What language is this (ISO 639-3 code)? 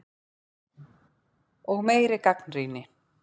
isl